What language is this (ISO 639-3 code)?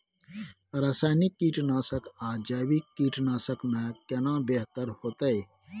mai